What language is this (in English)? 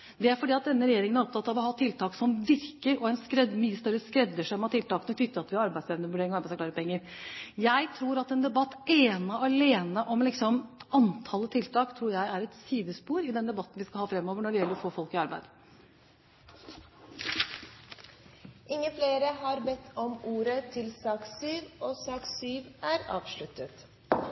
Norwegian